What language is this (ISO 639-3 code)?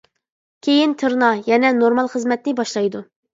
uig